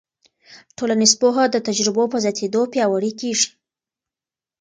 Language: Pashto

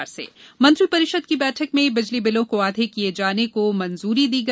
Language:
Hindi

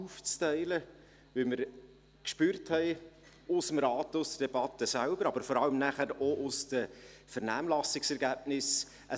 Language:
Swiss German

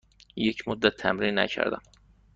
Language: Persian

